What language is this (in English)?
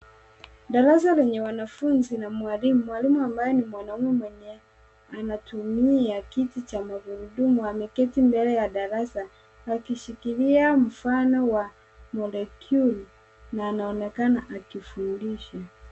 Swahili